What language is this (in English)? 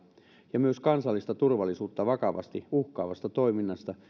Finnish